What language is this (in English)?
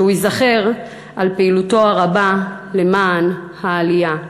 Hebrew